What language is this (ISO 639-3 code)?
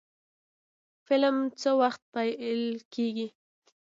pus